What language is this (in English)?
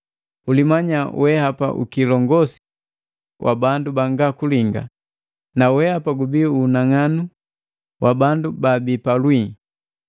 Matengo